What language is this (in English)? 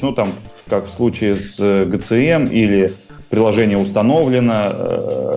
Russian